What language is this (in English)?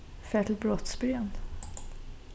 Faroese